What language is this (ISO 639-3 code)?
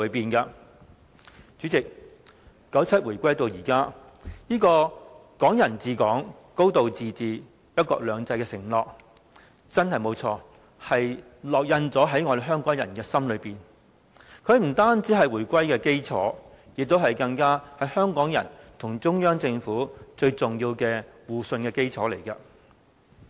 yue